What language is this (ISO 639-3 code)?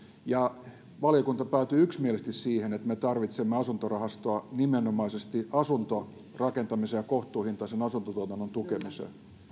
fin